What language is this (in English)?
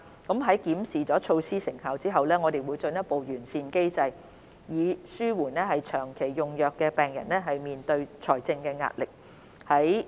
Cantonese